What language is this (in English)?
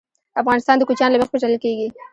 Pashto